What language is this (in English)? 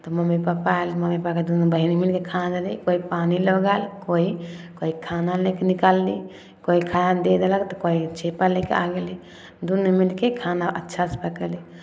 Maithili